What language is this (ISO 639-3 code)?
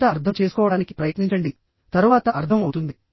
tel